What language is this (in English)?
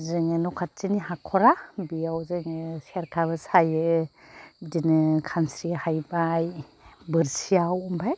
Bodo